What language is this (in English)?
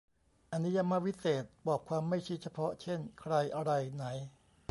Thai